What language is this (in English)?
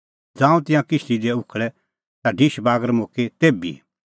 Kullu Pahari